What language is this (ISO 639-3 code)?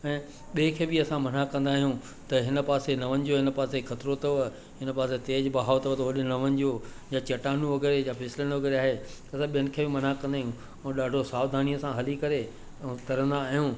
snd